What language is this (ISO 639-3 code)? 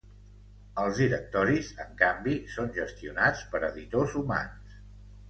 cat